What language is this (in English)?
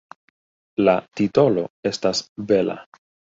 Esperanto